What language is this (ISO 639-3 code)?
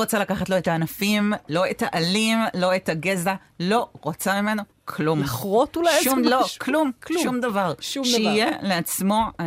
heb